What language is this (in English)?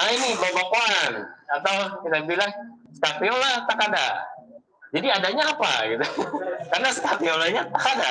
Indonesian